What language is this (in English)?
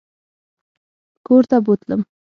Pashto